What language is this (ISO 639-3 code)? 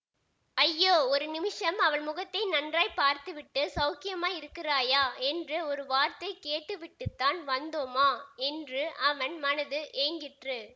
tam